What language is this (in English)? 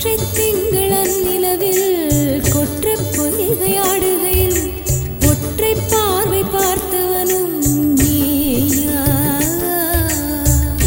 Tamil